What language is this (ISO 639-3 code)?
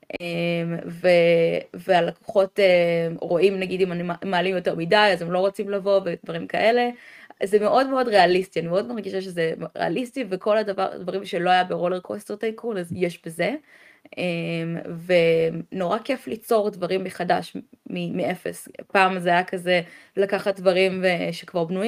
heb